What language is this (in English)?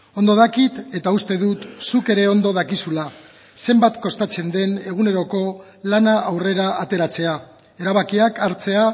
Basque